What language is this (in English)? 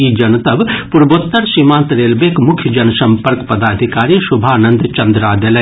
Maithili